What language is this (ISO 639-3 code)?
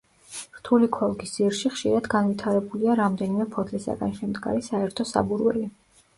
kat